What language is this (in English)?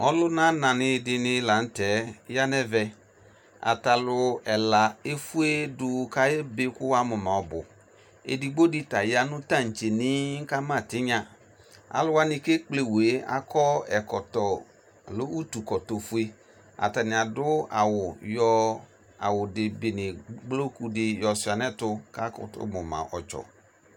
Ikposo